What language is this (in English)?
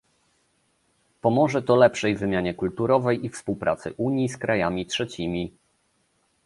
Polish